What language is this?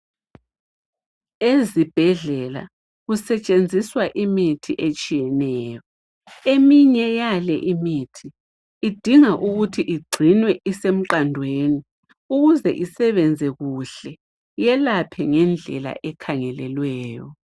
North Ndebele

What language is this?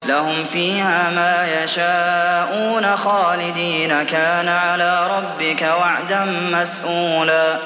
Arabic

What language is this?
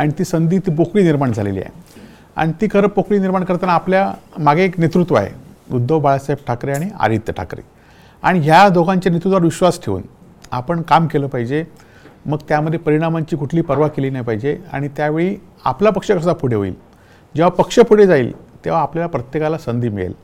Marathi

